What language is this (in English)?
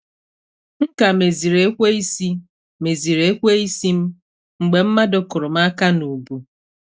Igbo